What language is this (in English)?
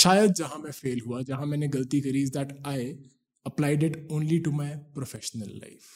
Hindi